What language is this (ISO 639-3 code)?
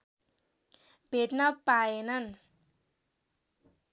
nep